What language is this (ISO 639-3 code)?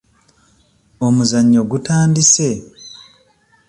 lug